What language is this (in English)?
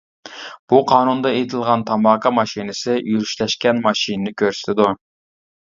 Uyghur